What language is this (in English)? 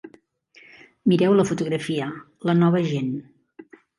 Catalan